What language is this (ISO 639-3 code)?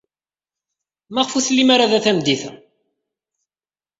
kab